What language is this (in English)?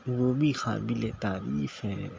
Urdu